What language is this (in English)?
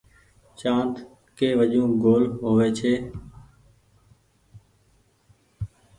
Goaria